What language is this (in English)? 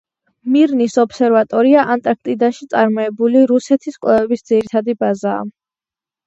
Georgian